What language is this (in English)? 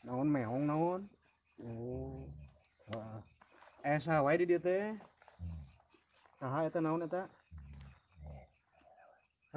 Indonesian